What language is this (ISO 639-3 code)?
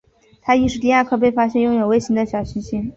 zho